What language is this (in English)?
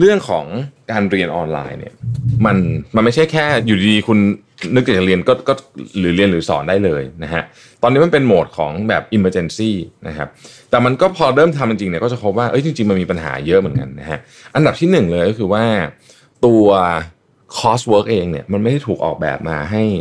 Thai